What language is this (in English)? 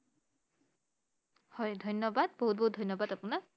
Assamese